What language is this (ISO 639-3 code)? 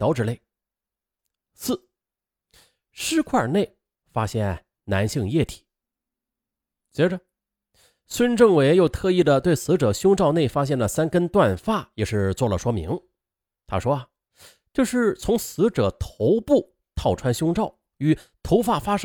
zho